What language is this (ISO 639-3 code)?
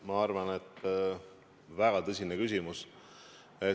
est